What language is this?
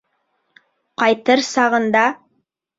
Bashkir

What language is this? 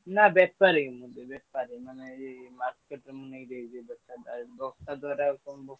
Odia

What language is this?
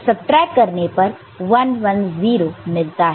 Hindi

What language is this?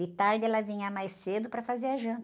Portuguese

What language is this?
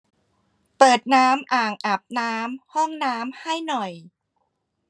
Thai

